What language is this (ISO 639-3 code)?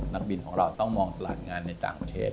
tha